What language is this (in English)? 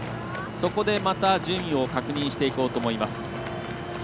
Japanese